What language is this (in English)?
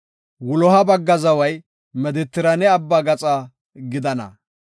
Gofa